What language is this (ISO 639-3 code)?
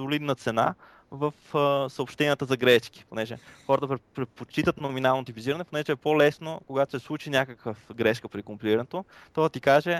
bul